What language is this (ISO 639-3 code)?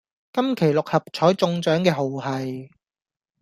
yue